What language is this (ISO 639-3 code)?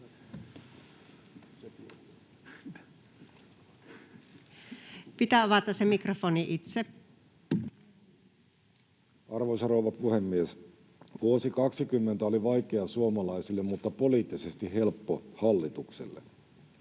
fin